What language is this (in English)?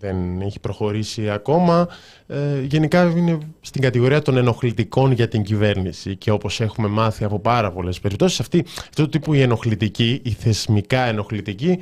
Greek